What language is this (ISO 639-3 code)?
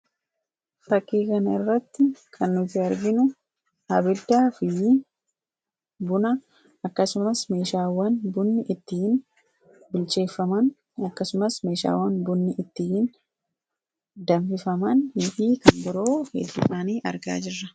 orm